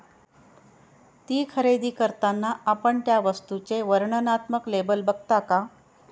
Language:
Marathi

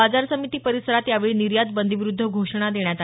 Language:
Marathi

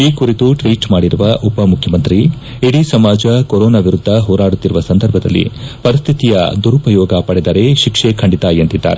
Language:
Kannada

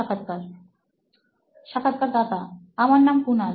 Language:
Bangla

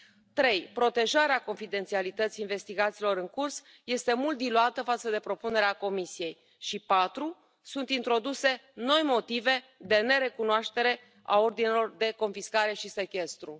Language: Romanian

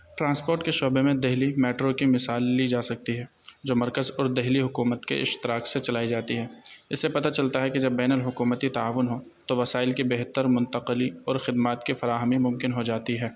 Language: Urdu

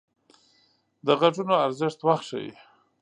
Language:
Pashto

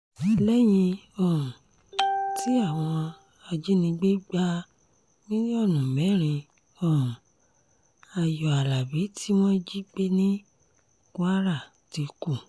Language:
Yoruba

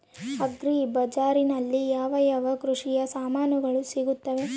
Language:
Kannada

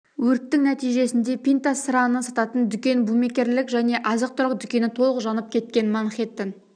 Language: Kazakh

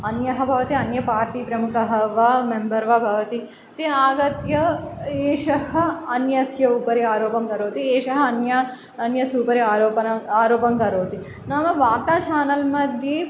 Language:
Sanskrit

